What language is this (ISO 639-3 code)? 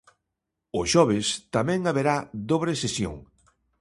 glg